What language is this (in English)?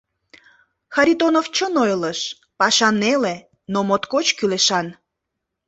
Mari